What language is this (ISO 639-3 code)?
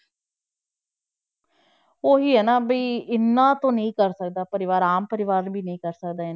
pan